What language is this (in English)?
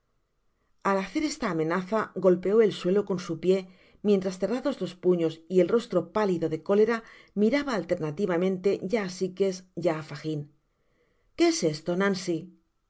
Spanish